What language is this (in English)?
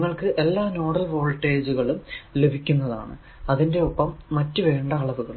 Malayalam